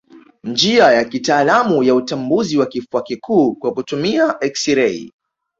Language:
Swahili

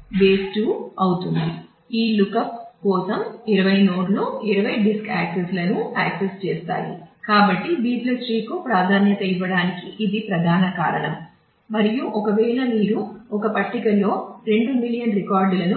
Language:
Telugu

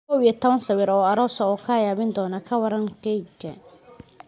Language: Somali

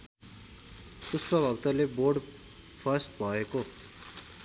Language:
Nepali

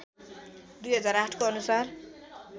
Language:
Nepali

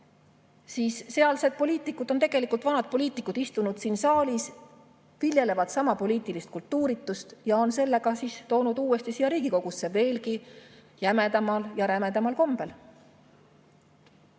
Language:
Estonian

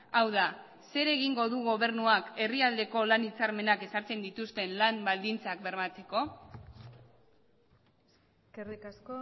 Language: Basque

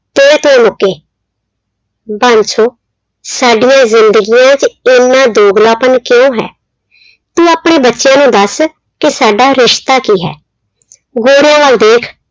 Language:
Punjabi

